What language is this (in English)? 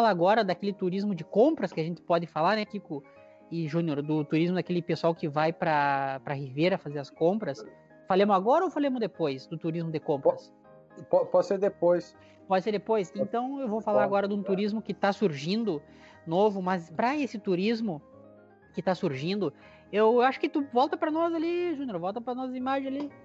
Portuguese